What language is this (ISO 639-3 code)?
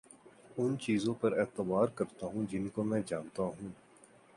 urd